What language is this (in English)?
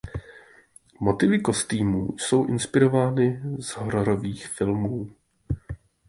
Czech